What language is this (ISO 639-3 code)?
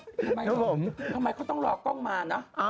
tha